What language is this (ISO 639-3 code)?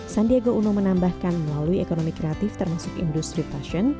ind